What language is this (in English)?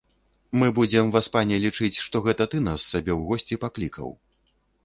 Belarusian